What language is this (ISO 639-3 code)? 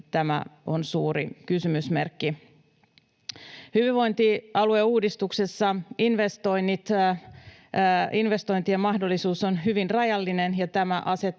fin